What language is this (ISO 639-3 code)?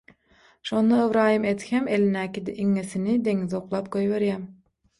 tuk